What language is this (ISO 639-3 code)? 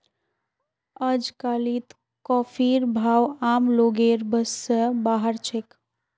mag